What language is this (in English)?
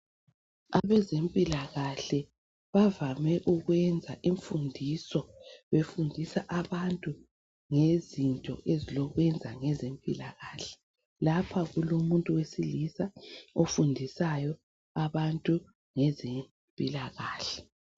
North Ndebele